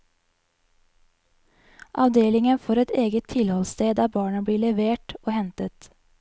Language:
Norwegian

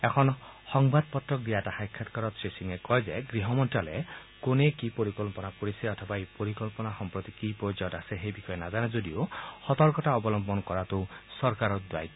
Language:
Assamese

